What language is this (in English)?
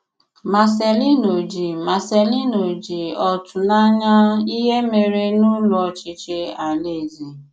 Igbo